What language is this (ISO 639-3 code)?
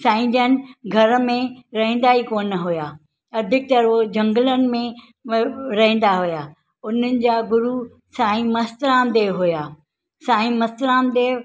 snd